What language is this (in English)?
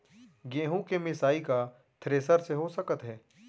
Chhattisgarhi